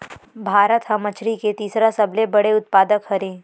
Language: Chhattisgarhi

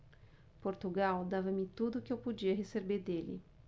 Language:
Portuguese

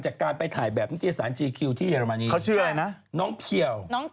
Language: Thai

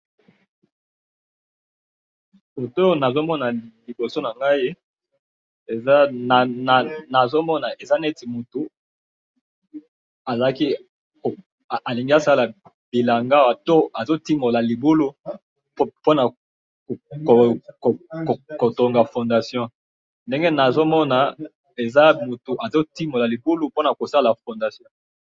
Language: Lingala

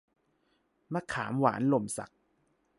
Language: Thai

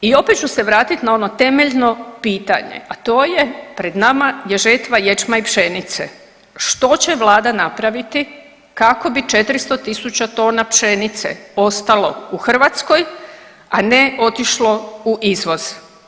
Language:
Croatian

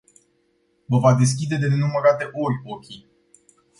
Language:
Romanian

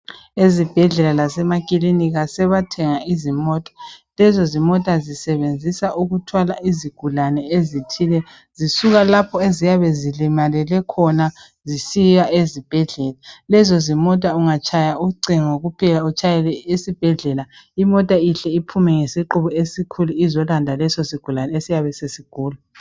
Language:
North Ndebele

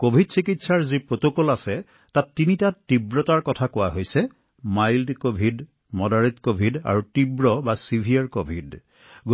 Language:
Assamese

